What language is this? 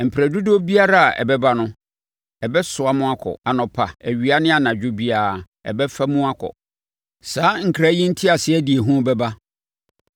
Akan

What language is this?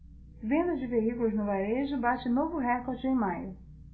Portuguese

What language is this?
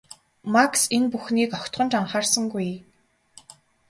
Mongolian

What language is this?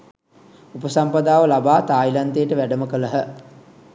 Sinhala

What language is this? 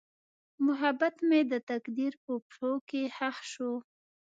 Pashto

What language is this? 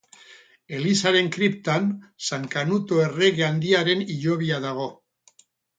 Basque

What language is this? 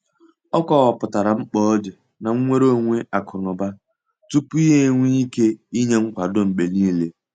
Igbo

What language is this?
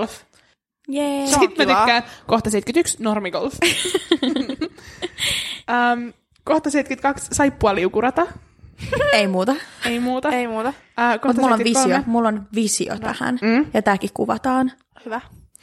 Finnish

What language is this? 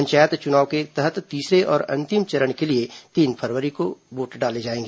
Hindi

